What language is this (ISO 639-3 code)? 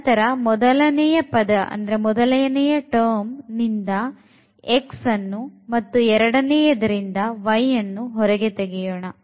kan